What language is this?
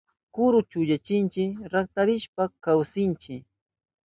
Southern Pastaza Quechua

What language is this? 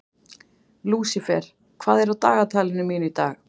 Icelandic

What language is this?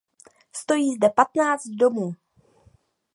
Czech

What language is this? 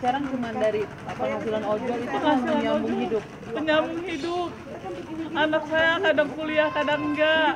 Indonesian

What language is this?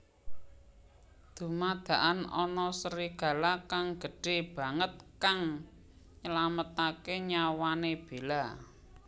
Javanese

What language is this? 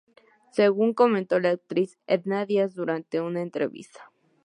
Spanish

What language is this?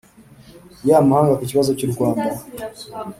Kinyarwanda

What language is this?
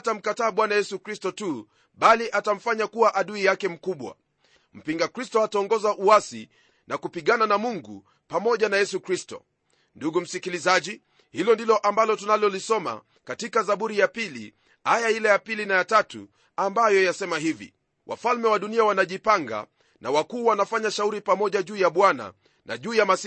Swahili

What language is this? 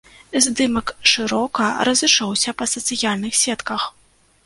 Belarusian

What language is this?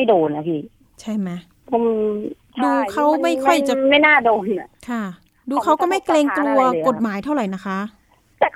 Thai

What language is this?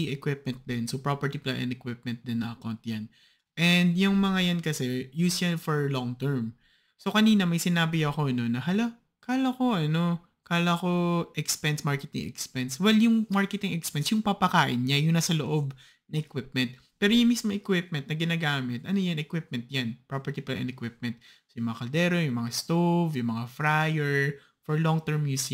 Filipino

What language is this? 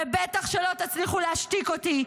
Hebrew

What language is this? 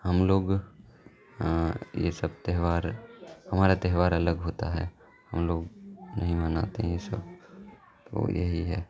Urdu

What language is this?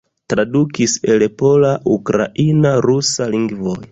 Esperanto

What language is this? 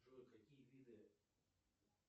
Russian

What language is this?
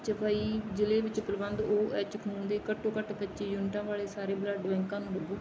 Punjabi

